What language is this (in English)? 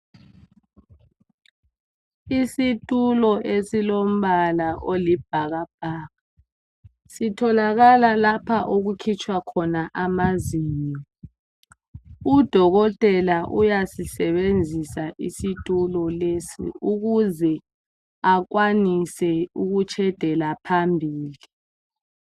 North Ndebele